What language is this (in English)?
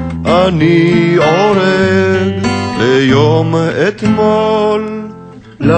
Hebrew